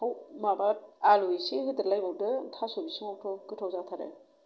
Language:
Bodo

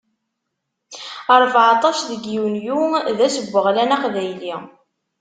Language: Kabyle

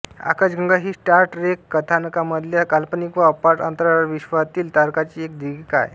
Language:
Marathi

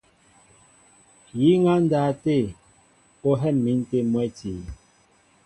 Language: Mbo (Cameroon)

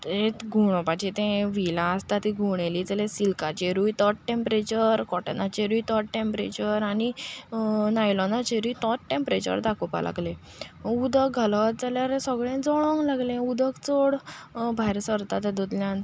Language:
Konkani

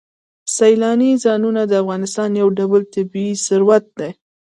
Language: Pashto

